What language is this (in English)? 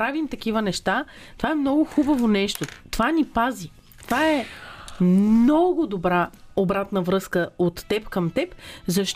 Bulgarian